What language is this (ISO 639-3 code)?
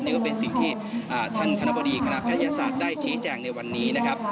tha